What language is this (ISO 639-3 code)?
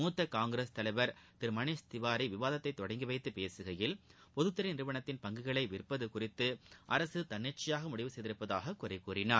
tam